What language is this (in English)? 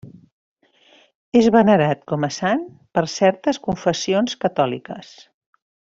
Catalan